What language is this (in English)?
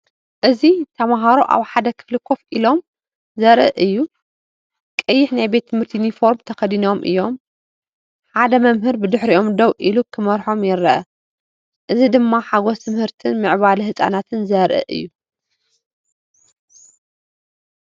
Tigrinya